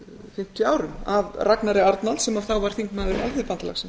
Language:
Icelandic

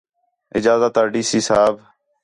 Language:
Khetrani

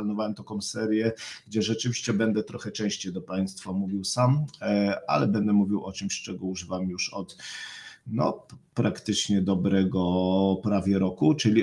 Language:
Polish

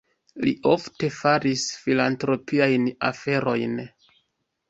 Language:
Esperanto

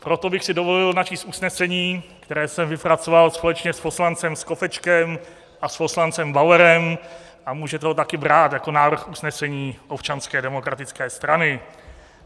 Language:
Czech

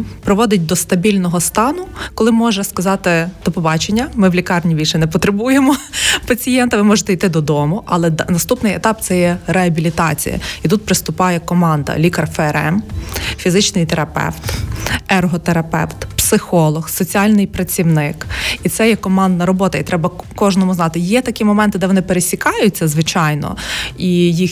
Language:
Ukrainian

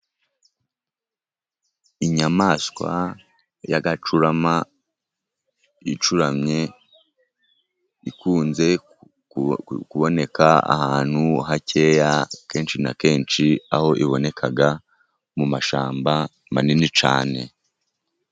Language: Kinyarwanda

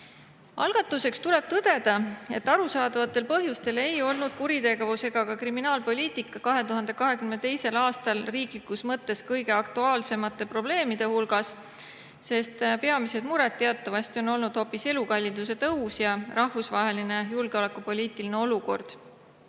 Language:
Estonian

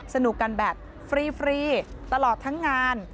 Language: Thai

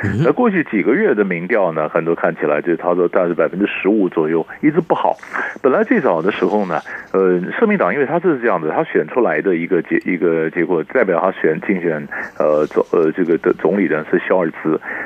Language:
Chinese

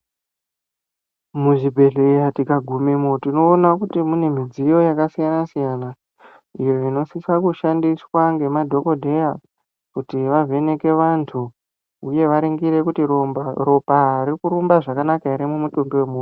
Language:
Ndau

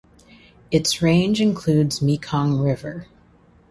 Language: English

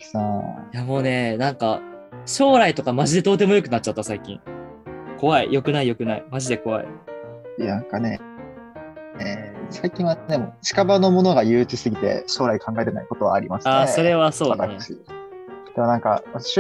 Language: Japanese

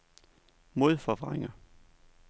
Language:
Danish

